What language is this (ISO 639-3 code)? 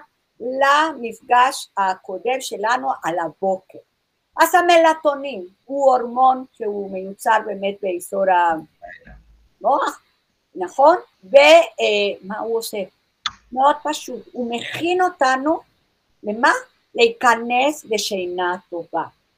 heb